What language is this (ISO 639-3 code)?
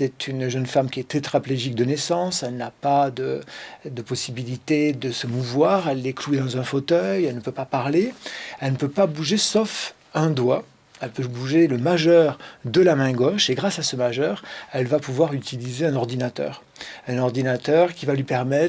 fra